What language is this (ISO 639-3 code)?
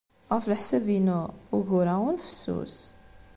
kab